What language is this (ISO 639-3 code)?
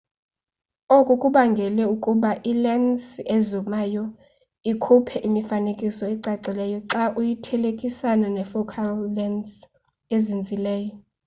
xho